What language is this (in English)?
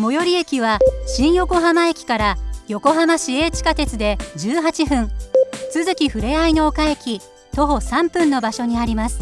Japanese